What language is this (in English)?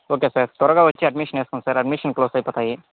Telugu